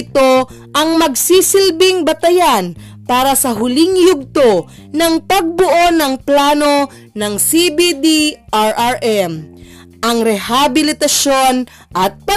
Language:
Filipino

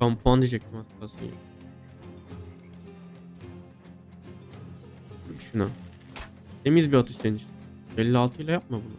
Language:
Turkish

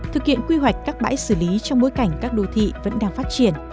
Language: Vietnamese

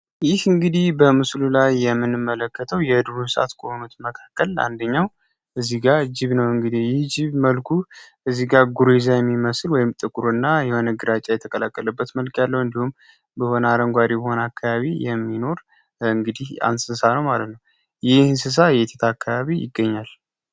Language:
Amharic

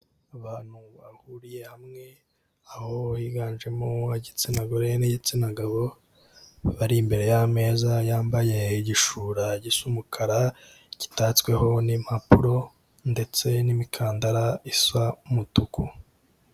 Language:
Kinyarwanda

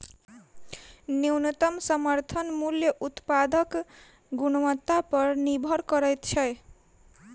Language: Maithili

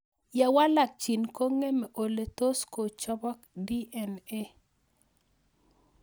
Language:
Kalenjin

